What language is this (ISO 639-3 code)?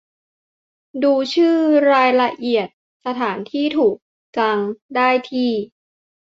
tha